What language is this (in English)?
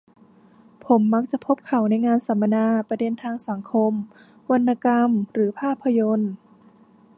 Thai